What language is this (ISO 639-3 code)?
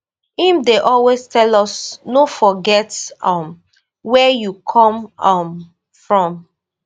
pcm